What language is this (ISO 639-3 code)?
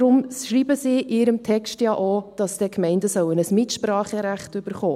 gsw